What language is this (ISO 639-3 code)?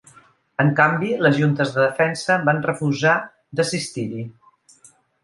cat